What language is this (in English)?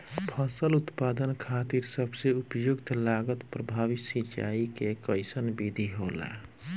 Bhojpuri